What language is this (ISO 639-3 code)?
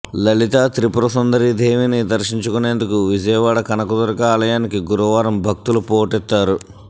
tel